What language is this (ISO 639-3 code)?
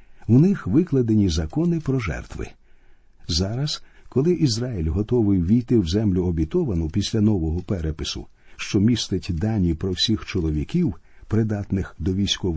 ukr